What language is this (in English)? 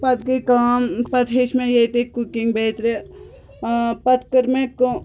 Kashmiri